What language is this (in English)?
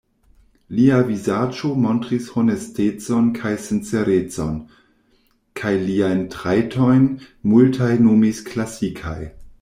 Esperanto